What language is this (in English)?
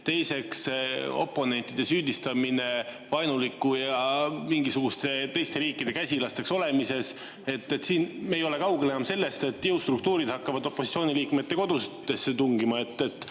Estonian